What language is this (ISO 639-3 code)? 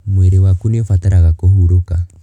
kik